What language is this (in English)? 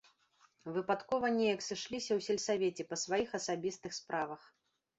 Belarusian